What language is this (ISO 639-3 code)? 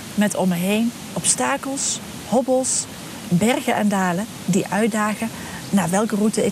nld